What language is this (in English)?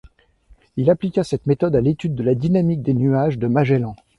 French